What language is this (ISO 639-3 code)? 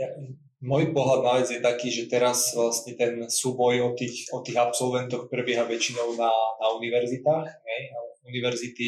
slk